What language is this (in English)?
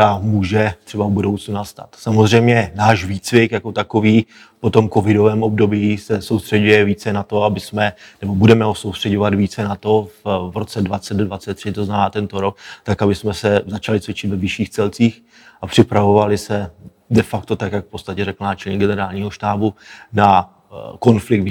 Czech